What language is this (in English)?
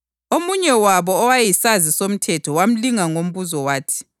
North Ndebele